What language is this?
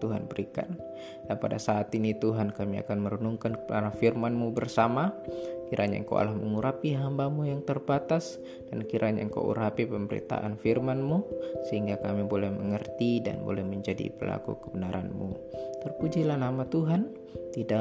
Indonesian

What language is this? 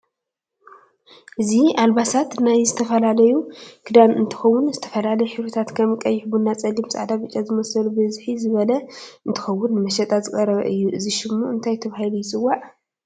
Tigrinya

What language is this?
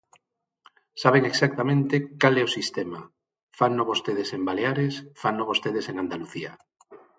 Galician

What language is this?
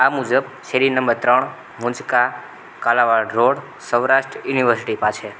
Gujarati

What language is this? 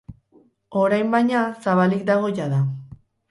Basque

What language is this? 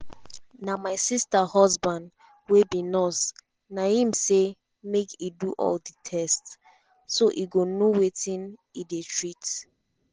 Nigerian Pidgin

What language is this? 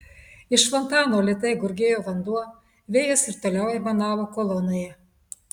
Lithuanian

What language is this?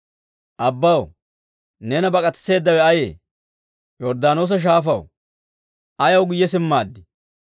Dawro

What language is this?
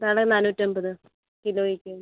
Malayalam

